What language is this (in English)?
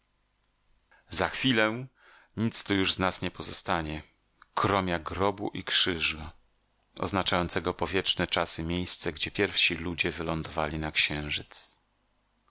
Polish